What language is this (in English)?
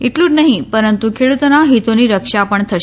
Gujarati